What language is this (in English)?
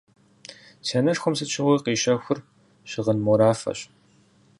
Kabardian